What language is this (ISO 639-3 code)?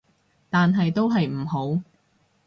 yue